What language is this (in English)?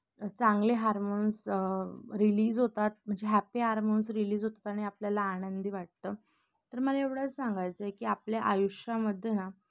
Marathi